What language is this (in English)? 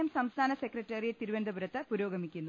Malayalam